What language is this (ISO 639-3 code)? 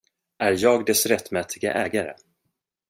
swe